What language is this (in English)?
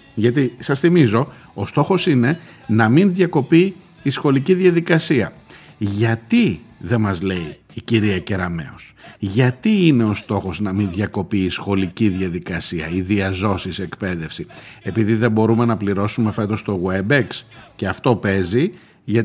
Greek